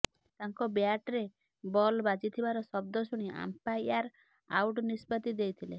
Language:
Odia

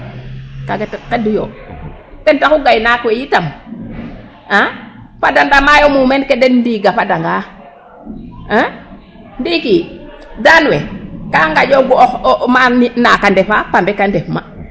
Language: Serer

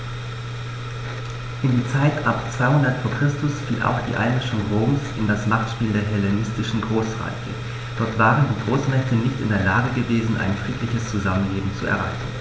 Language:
German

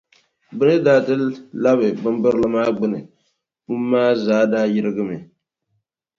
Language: Dagbani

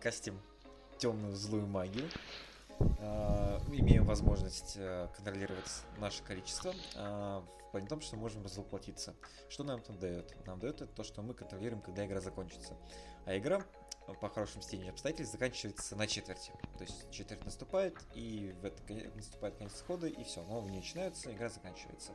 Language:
Russian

